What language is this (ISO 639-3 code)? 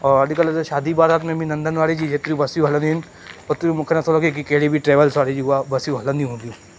snd